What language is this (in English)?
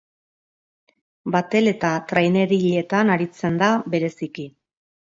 Basque